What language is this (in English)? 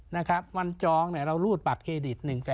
Thai